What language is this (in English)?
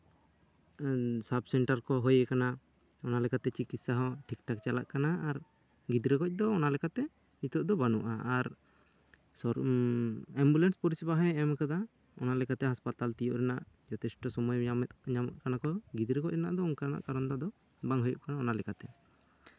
Santali